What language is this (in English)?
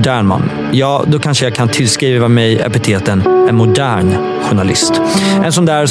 Swedish